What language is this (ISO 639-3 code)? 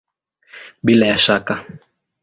swa